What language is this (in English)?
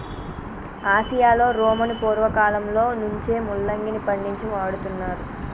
Telugu